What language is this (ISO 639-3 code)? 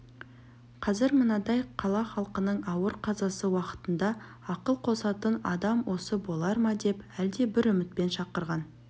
kaz